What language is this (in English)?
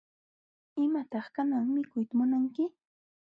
Jauja Wanca Quechua